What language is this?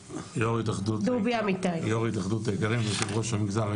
Hebrew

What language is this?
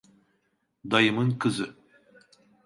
Turkish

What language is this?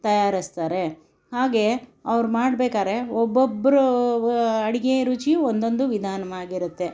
Kannada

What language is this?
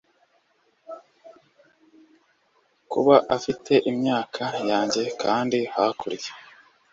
Kinyarwanda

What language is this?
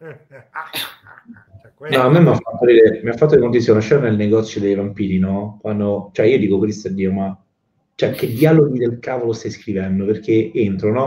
Italian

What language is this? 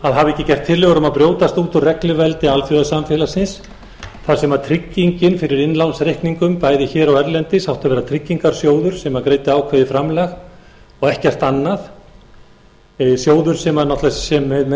Icelandic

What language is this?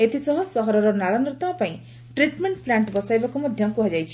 Odia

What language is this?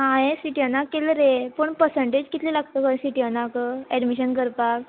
Konkani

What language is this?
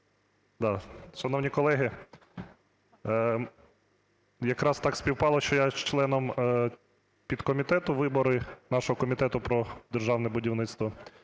Ukrainian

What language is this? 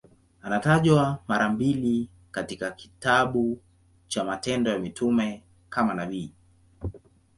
Swahili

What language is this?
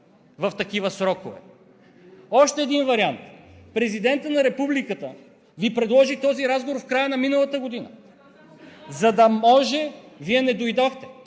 Bulgarian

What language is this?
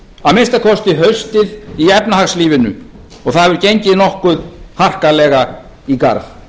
Icelandic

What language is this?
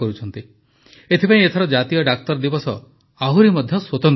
Odia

